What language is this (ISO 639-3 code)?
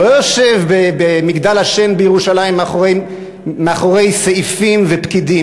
heb